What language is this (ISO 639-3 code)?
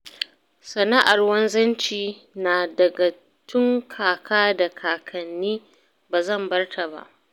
hau